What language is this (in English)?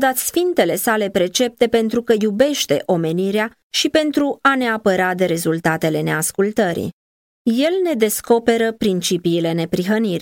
Romanian